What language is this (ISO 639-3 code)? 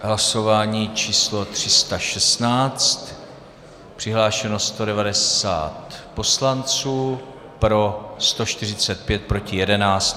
ces